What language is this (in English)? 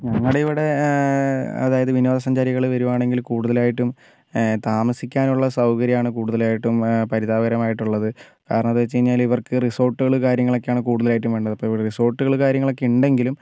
Malayalam